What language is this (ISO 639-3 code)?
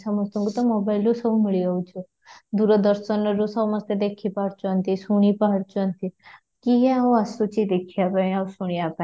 ori